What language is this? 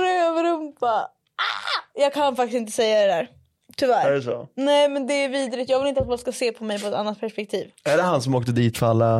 Swedish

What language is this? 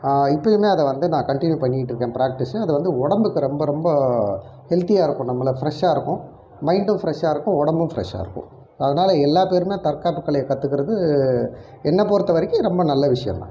Tamil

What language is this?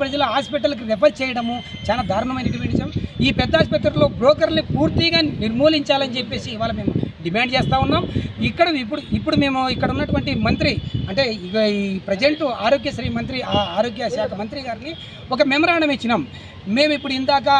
Telugu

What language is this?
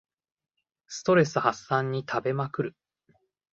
Japanese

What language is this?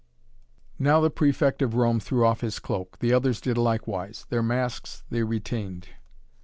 English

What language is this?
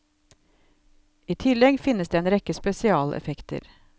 Norwegian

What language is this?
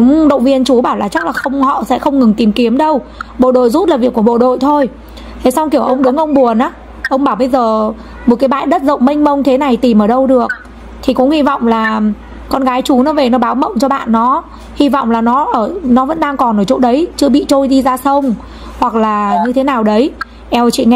Vietnamese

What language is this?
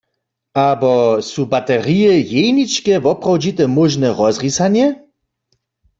Upper Sorbian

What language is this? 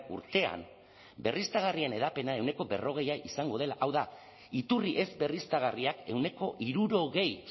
Basque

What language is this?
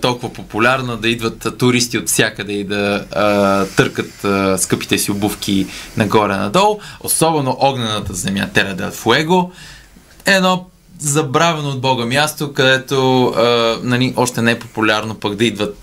Bulgarian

